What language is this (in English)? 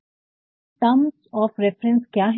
Hindi